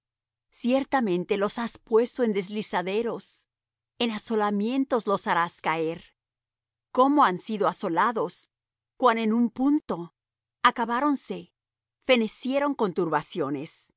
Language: Spanish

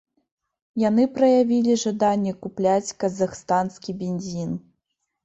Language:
Belarusian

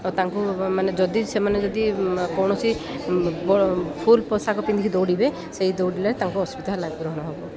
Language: Odia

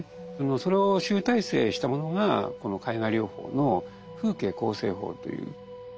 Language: Japanese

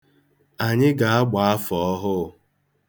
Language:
Igbo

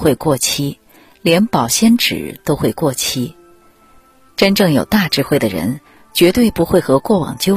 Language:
Chinese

